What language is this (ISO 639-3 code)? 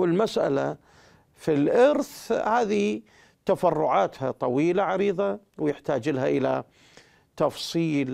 ara